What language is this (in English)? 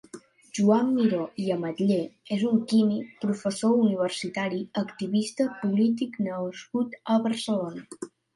Catalan